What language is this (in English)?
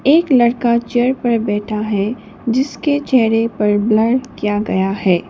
Hindi